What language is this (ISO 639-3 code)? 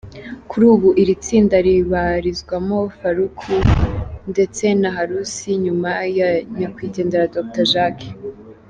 kin